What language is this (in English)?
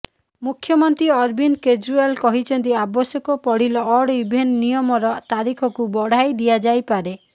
Odia